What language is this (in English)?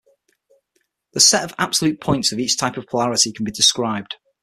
English